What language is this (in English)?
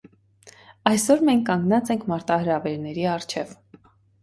Armenian